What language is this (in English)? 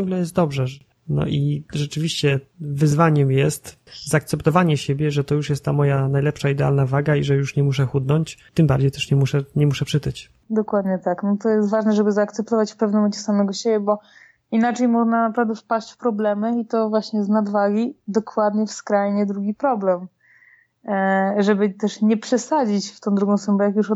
Polish